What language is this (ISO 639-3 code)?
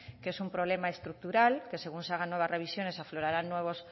spa